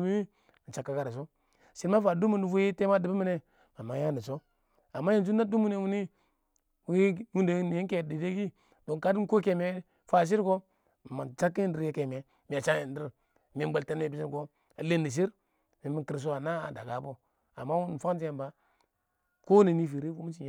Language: Awak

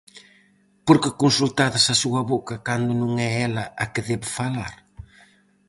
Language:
Galician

